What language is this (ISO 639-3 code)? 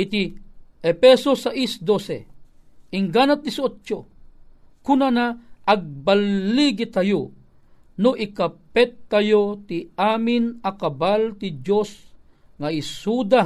fil